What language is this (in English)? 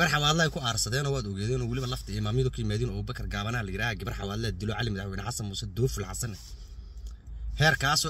Arabic